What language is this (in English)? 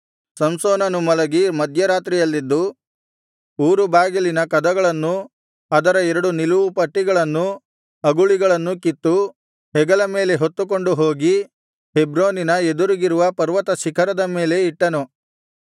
Kannada